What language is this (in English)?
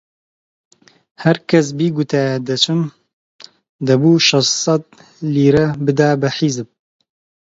Central Kurdish